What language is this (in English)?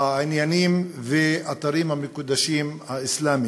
Hebrew